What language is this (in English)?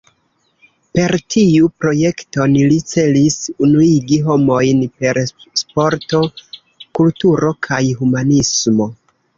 Esperanto